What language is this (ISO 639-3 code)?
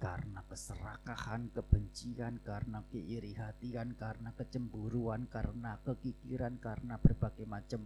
ind